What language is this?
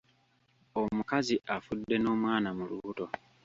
Ganda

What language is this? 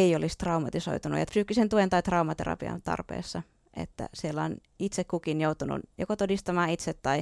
Finnish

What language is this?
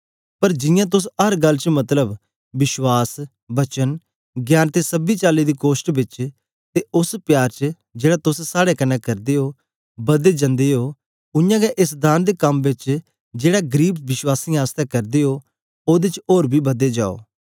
Dogri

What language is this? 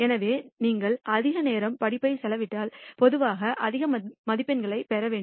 Tamil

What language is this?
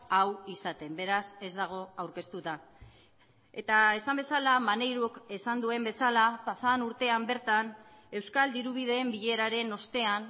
Basque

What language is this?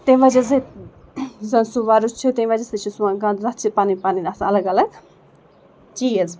Kashmiri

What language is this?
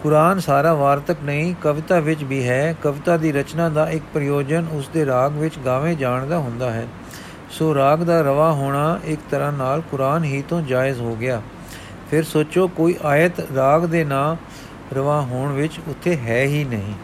Punjabi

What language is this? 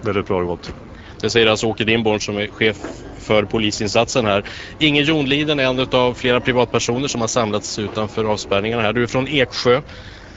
Swedish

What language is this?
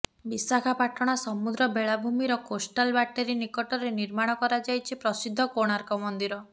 Odia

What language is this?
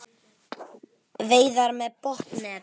Icelandic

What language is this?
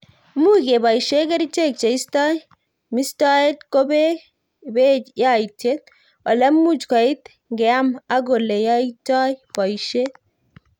Kalenjin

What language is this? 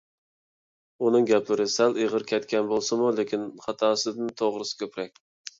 Uyghur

